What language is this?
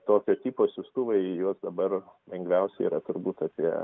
Lithuanian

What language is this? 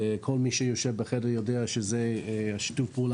Hebrew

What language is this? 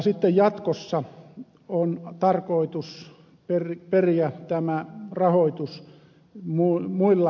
Finnish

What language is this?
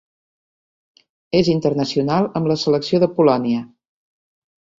Catalan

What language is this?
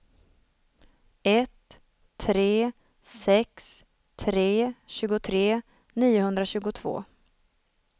Swedish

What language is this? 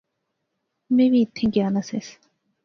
Pahari-Potwari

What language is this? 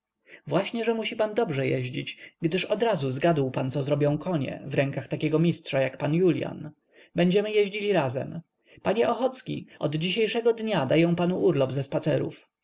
Polish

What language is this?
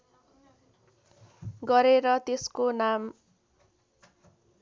Nepali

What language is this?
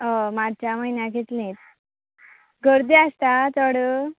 Konkani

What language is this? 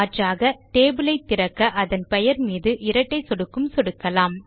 Tamil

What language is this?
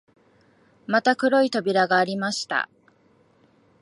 Japanese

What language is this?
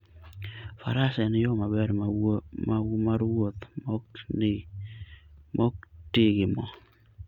Luo (Kenya and Tanzania)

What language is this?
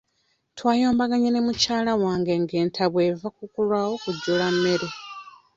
Ganda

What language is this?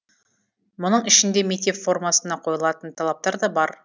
Kazakh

